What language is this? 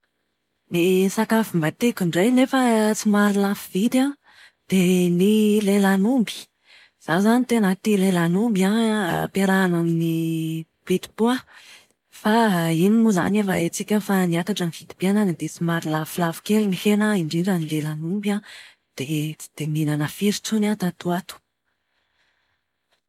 Malagasy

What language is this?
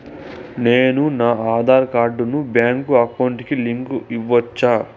Telugu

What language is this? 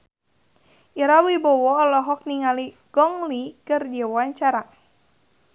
Sundanese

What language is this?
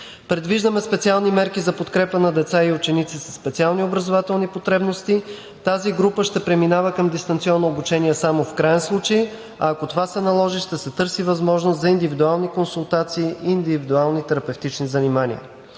Bulgarian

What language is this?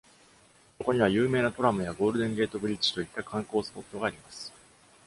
Japanese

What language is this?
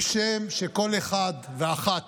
Hebrew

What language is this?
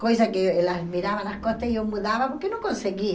Portuguese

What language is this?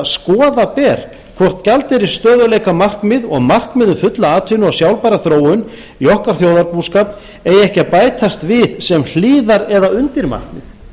Icelandic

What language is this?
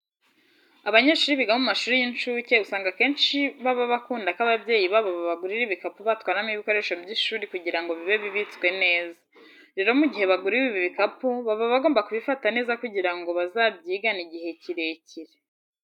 Kinyarwanda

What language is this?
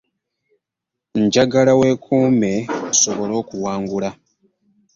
Ganda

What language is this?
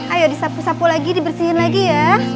Indonesian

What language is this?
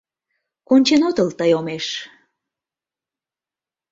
Mari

